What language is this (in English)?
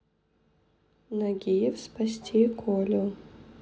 Russian